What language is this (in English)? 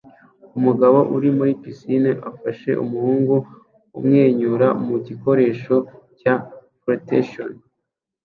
Kinyarwanda